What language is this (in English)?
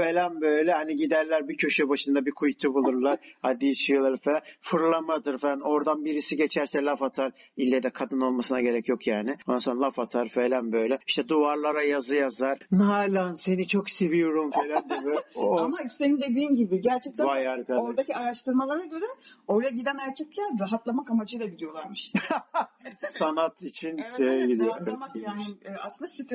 Turkish